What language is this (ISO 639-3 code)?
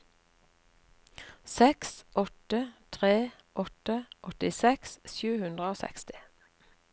nor